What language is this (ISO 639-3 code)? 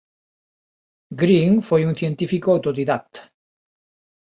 glg